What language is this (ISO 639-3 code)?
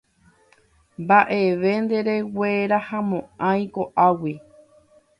grn